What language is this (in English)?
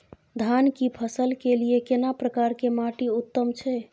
Maithili